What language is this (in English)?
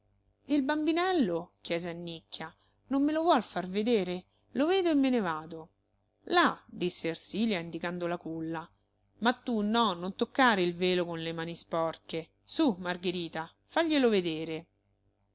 Italian